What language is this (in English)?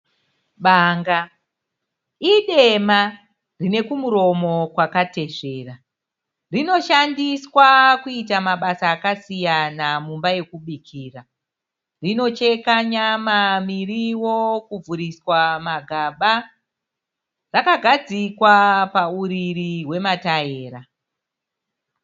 Shona